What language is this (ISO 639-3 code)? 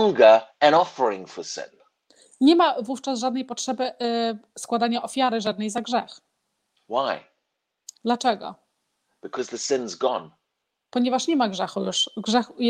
pol